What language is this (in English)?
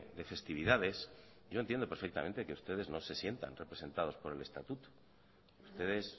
Spanish